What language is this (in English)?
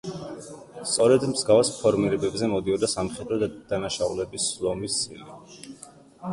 Georgian